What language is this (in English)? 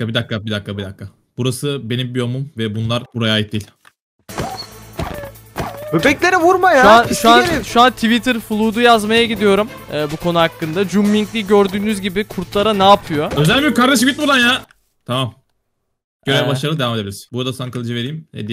Turkish